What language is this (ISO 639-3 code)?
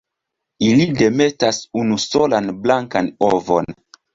epo